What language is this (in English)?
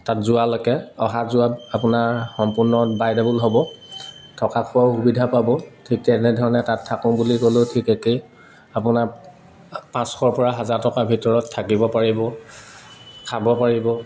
Assamese